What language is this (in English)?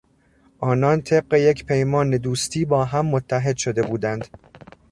Persian